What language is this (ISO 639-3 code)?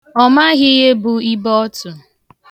ibo